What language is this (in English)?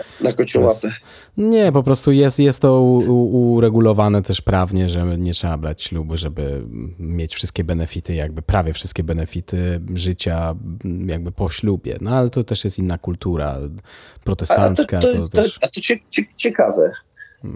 Polish